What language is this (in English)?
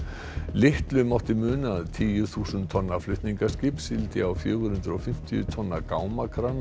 Icelandic